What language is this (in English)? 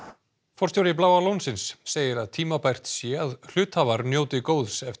Icelandic